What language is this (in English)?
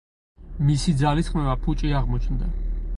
Georgian